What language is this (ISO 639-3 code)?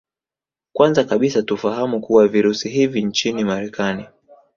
swa